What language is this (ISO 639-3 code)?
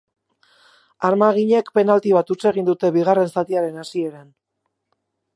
eus